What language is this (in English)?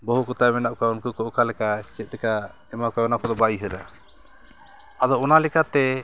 Santali